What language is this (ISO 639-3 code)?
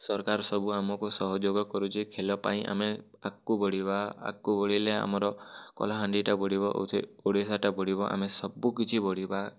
ori